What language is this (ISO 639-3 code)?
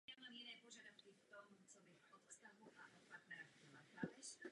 ces